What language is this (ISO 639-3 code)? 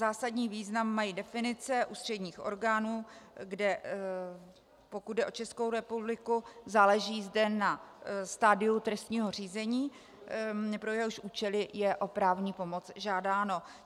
ces